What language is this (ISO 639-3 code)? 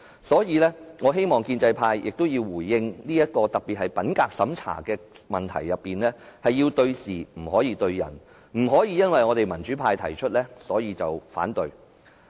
yue